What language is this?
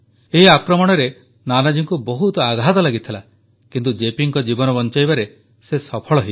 Odia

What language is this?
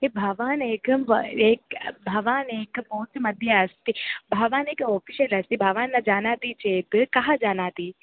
Sanskrit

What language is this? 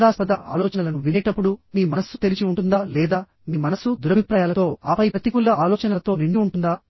Telugu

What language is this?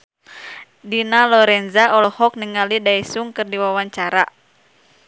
Sundanese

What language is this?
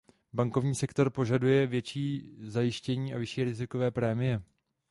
Czech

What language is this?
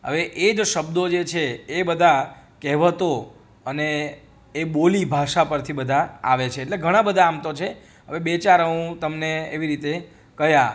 Gujarati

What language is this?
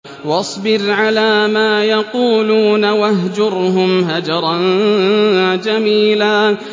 Arabic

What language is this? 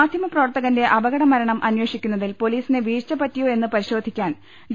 Malayalam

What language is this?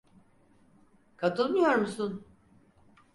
Turkish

